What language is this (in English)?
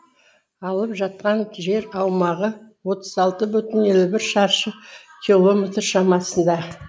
Kazakh